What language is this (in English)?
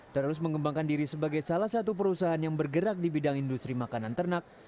Indonesian